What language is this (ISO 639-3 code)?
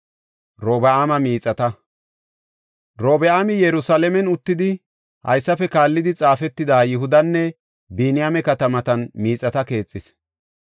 gof